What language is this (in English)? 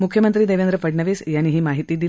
Marathi